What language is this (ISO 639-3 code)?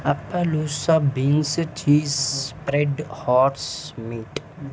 tel